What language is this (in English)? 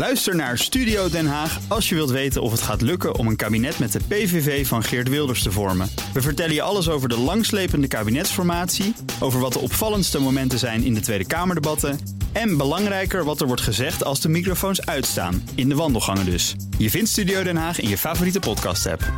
Dutch